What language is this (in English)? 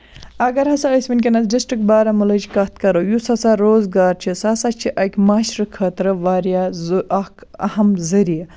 Kashmiri